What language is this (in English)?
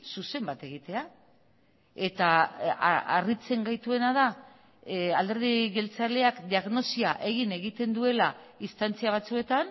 Basque